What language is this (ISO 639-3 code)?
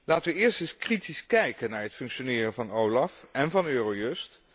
nld